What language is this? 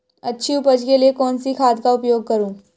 Hindi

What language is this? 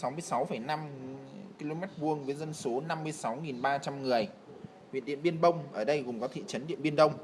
Vietnamese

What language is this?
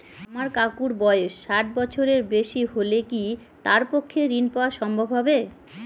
Bangla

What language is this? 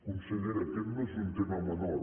Catalan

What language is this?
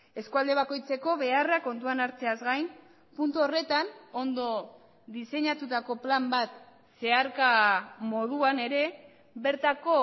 Basque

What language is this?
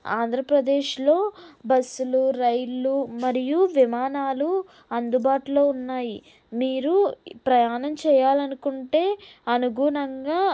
Telugu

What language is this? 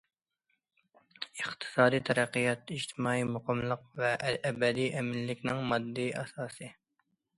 Uyghur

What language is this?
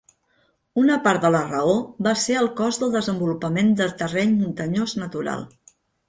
Catalan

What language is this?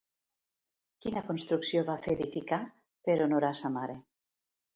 Catalan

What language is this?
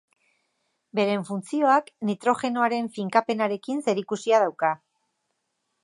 Basque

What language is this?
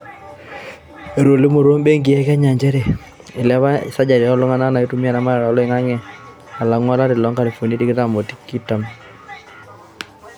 Masai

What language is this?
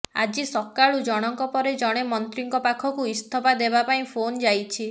Odia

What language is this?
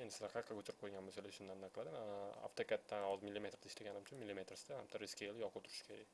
Turkish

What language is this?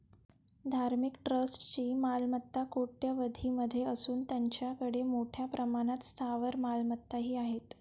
Marathi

